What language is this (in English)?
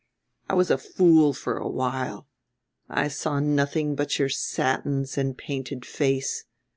English